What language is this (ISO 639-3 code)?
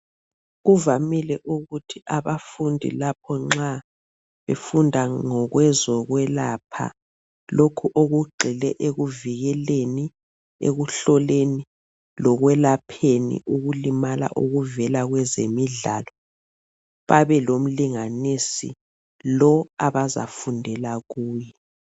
nde